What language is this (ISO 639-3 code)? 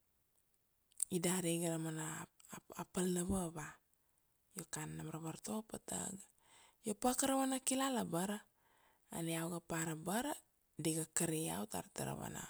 ksd